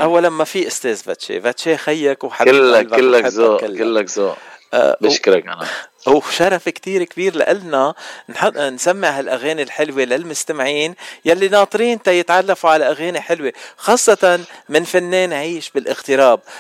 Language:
Arabic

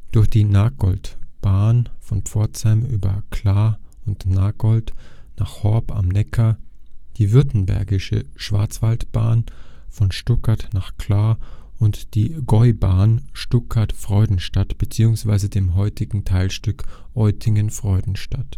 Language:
German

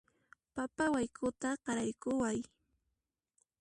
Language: Puno Quechua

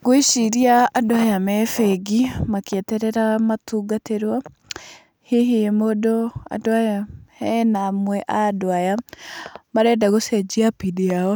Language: Kikuyu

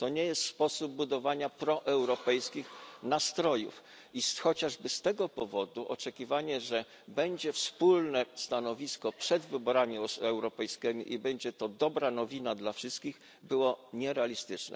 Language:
Polish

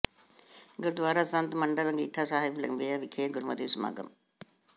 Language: Punjabi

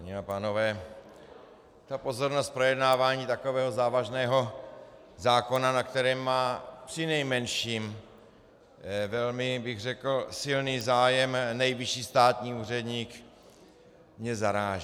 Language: Czech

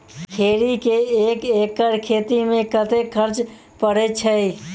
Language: Maithili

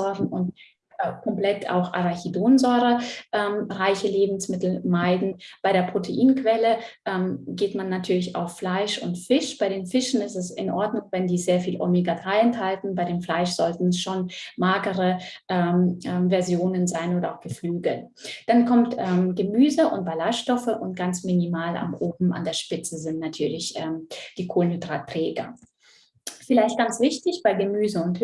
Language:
German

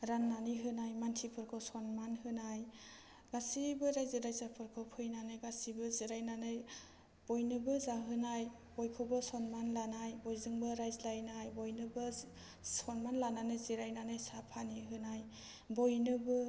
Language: Bodo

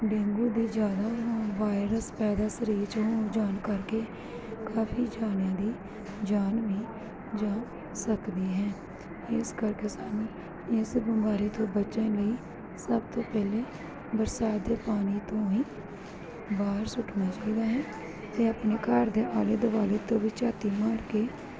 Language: Punjabi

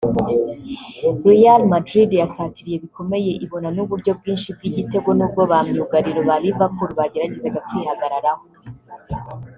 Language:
Kinyarwanda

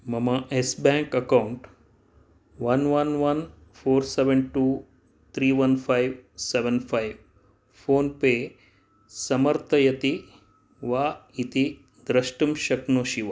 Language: Sanskrit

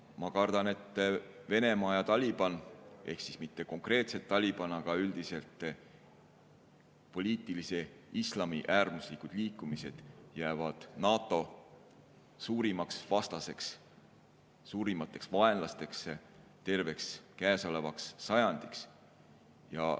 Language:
Estonian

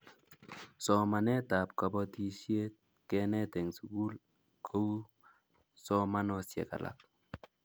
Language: Kalenjin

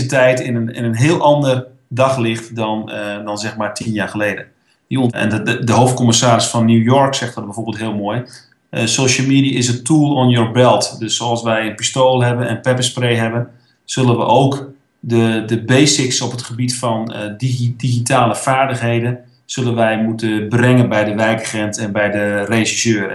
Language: Dutch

